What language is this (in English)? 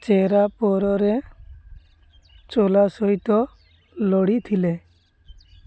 Odia